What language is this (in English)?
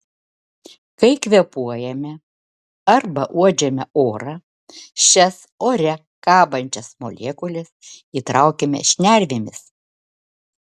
Lithuanian